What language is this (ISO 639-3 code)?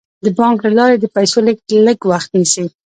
pus